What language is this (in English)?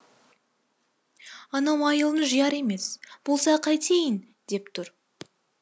Kazakh